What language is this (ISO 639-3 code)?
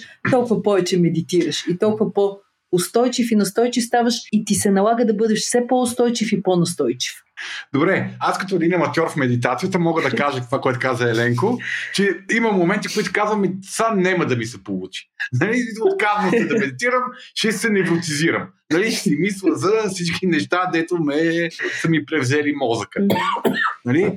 bul